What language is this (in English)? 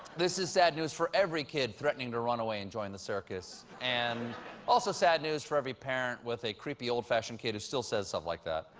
English